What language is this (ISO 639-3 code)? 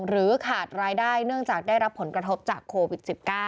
tha